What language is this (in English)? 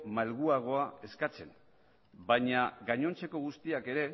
Basque